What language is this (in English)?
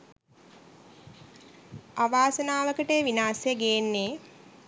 Sinhala